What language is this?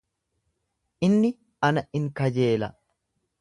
Oromo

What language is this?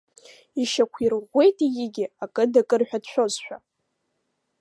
Abkhazian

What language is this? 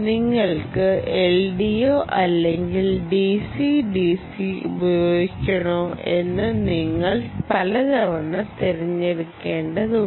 Malayalam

